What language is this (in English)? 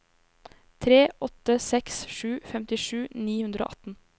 Norwegian